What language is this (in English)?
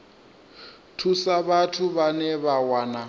Venda